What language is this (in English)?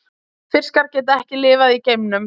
Icelandic